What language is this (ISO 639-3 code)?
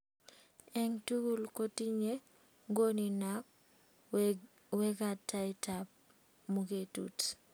kln